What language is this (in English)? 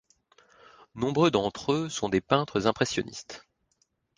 French